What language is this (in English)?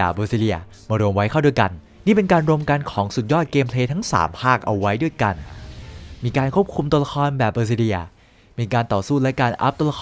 Thai